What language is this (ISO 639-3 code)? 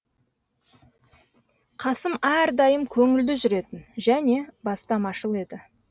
kaz